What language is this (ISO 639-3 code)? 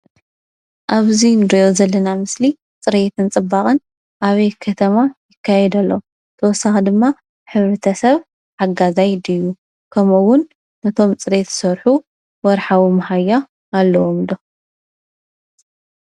tir